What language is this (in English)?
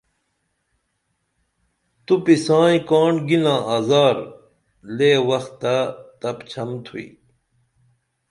Dameli